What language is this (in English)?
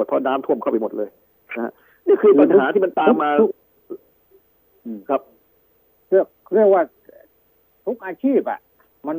Thai